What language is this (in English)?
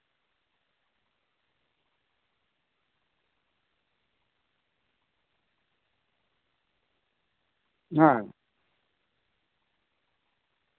Santali